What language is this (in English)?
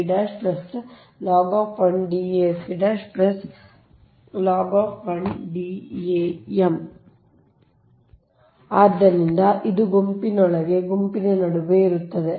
Kannada